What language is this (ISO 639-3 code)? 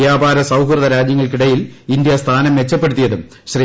mal